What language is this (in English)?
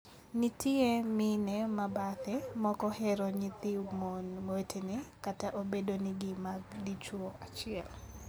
Luo (Kenya and Tanzania)